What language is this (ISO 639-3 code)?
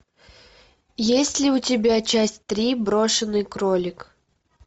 rus